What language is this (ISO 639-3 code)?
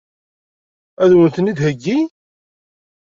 kab